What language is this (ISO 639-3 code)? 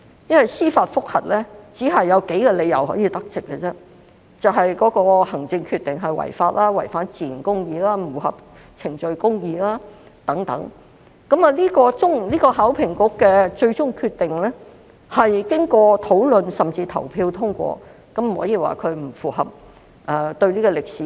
yue